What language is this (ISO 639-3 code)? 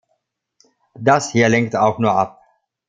deu